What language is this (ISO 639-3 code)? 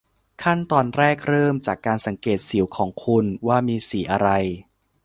tha